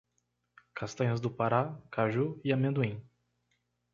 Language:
Portuguese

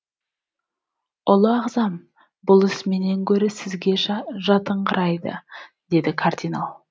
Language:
Kazakh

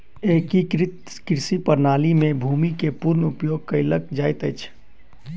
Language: Maithili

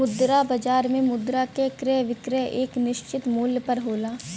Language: Bhojpuri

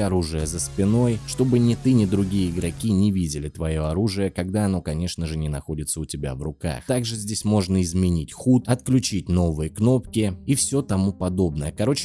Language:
Russian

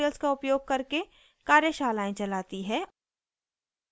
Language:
Hindi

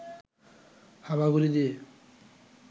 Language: Bangla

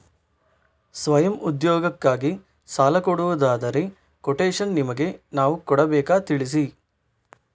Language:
Kannada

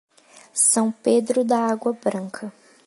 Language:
Portuguese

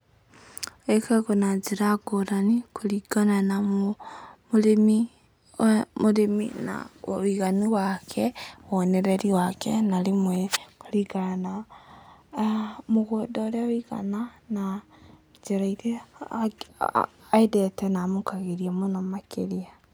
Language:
Kikuyu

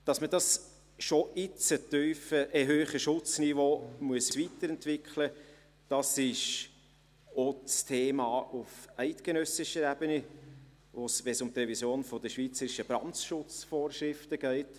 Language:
Swiss German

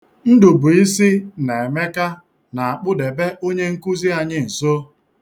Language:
Igbo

